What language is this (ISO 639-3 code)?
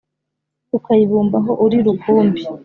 kin